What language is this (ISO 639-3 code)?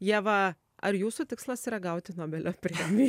lit